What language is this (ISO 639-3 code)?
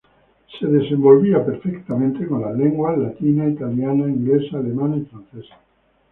spa